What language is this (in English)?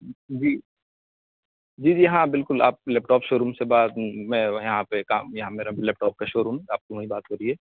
Urdu